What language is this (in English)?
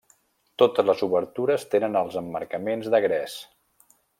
Catalan